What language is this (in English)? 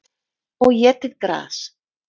Icelandic